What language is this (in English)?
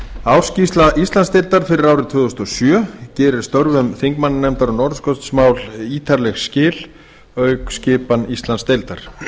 Icelandic